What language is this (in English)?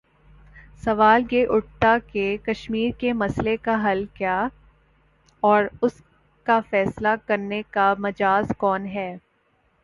Urdu